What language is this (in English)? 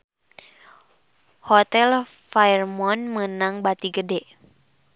Sundanese